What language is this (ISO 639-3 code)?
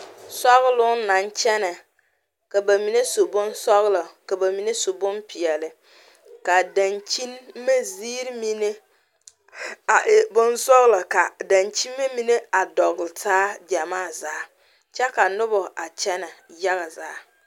dga